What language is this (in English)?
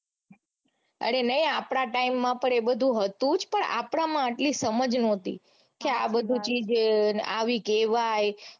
Gujarati